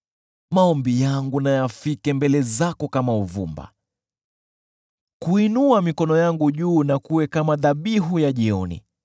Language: Swahili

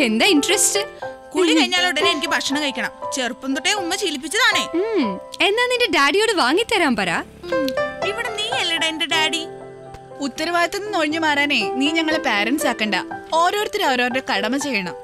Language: Malayalam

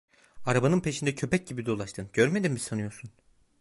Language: Turkish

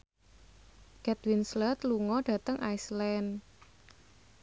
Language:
Javanese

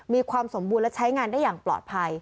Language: Thai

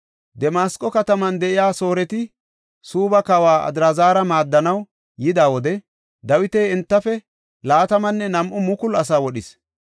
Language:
Gofa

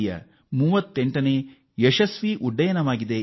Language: Kannada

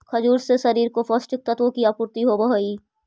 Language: Magahi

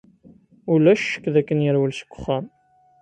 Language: Kabyle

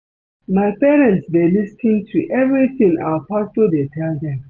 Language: Nigerian Pidgin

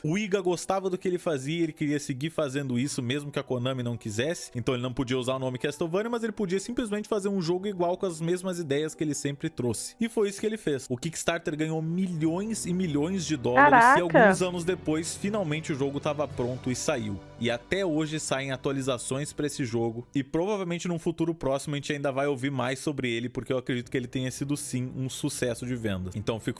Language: Portuguese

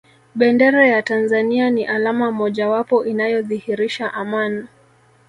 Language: Swahili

